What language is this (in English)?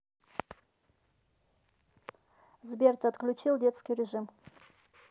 Russian